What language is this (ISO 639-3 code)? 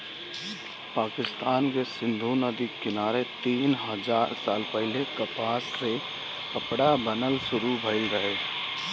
bho